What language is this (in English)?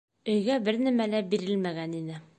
Bashkir